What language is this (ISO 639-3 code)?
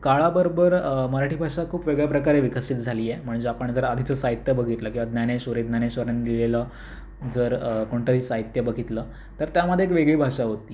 mar